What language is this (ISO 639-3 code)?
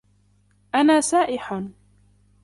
ara